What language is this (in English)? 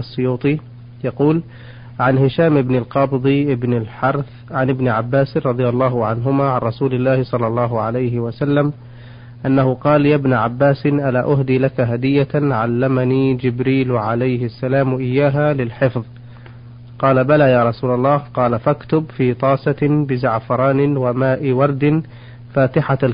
Arabic